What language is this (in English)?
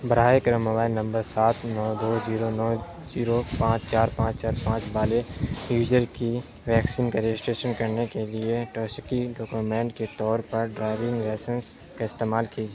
Urdu